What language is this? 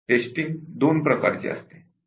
Marathi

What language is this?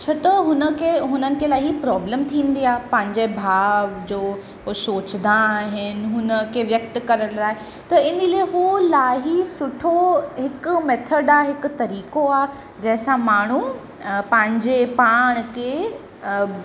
Sindhi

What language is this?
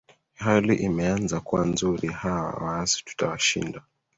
Swahili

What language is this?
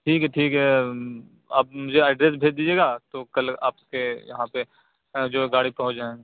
Urdu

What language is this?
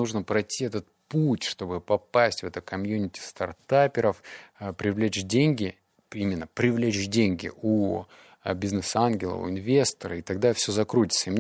Russian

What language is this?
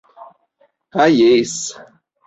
Esperanto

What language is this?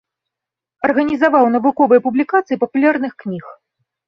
Belarusian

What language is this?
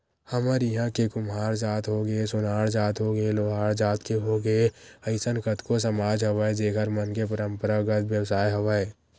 Chhattisgarhi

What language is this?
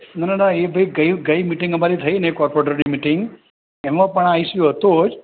Gujarati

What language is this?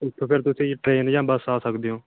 Punjabi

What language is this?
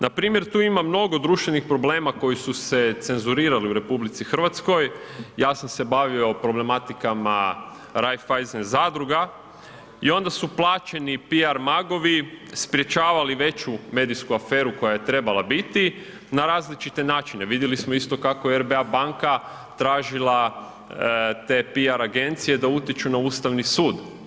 Croatian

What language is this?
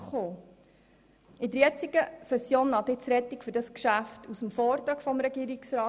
Swiss German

